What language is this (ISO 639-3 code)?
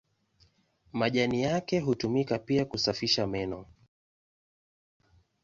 swa